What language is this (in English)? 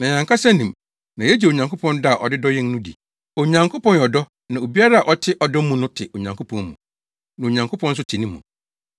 Akan